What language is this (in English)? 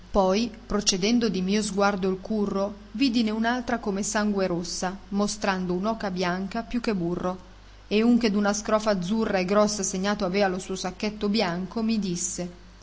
Italian